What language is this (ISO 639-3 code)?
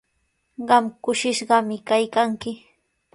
qws